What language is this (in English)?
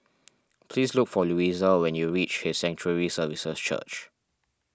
English